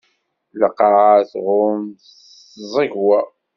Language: Kabyle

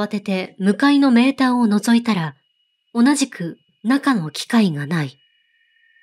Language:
Japanese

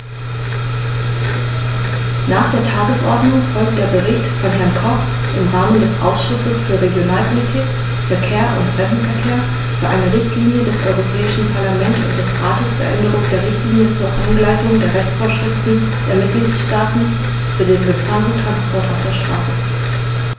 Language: German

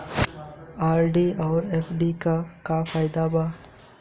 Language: Bhojpuri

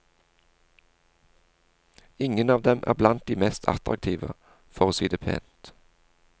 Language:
Norwegian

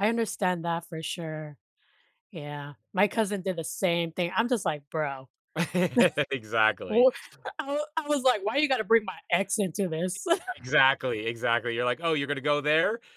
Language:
English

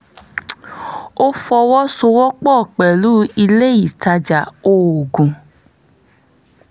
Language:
Yoruba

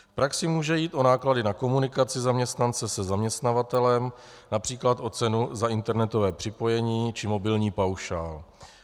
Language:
Czech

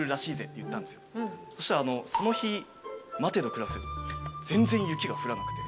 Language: Japanese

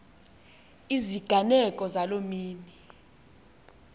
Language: Xhosa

